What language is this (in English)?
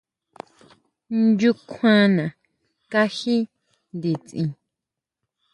Huautla Mazatec